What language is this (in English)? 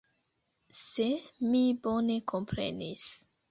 Esperanto